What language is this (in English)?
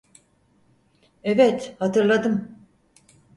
Turkish